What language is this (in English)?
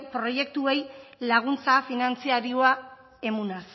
Basque